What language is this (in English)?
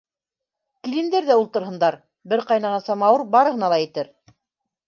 Bashkir